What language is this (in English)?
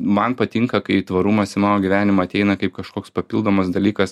Lithuanian